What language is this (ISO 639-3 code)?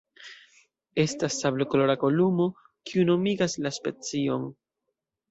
epo